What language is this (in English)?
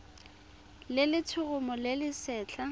Tswana